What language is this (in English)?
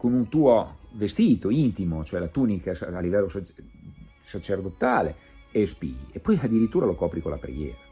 Italian